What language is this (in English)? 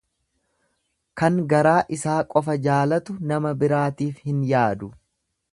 Oromo